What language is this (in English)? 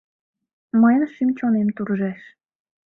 Mari